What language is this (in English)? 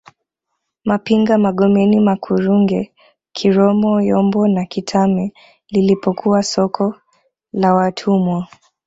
Swahili